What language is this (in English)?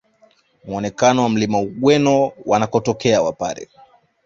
Swahili